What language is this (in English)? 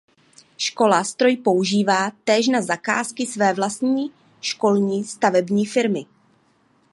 Czech